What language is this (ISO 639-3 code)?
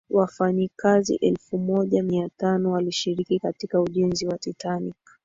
swa